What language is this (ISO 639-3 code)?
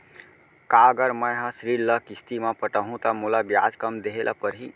hne